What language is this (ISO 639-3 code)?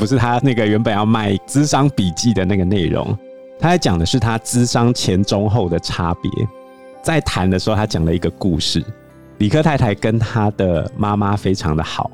zho